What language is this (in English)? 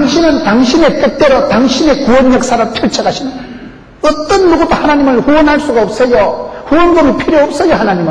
Korean